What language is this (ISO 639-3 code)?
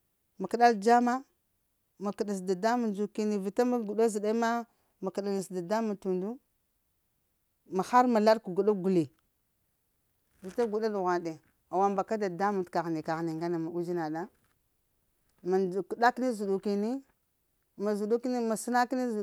hia